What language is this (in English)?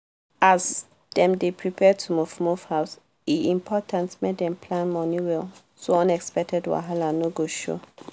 Nigerian Pidgin